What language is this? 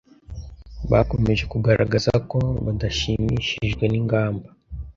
Kinyarwanda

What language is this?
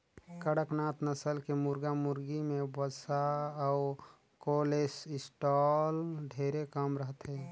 Chhattisgarhi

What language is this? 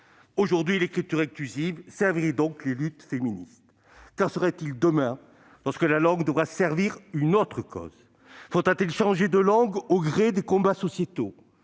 French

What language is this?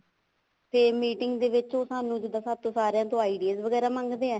Punjabi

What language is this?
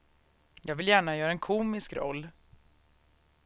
Swedish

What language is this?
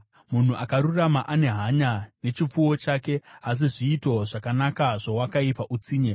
Shona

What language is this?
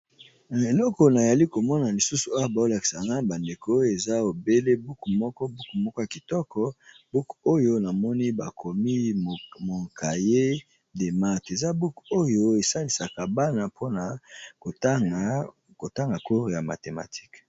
Lingala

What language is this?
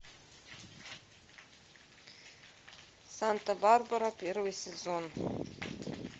Russian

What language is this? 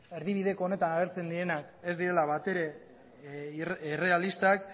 Basque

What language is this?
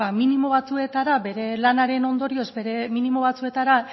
Basque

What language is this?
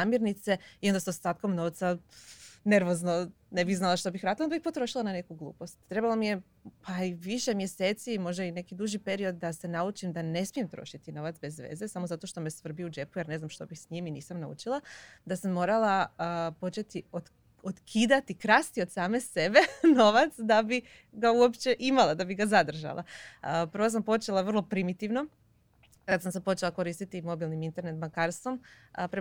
Croatian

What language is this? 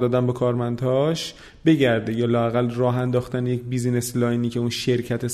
Persian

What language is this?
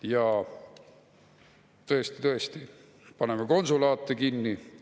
Estonian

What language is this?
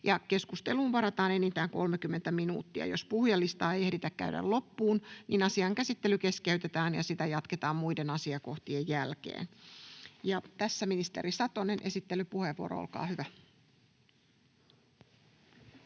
Finnish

